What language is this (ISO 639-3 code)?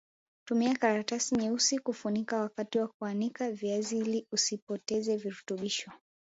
swa